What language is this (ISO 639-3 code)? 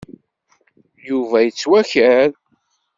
kab